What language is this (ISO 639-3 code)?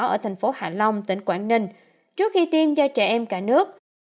vie